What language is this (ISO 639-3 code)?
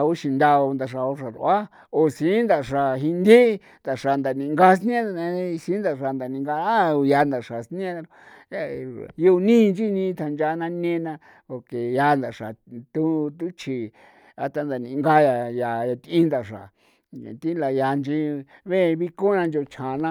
pow